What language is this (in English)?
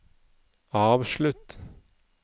Norwegian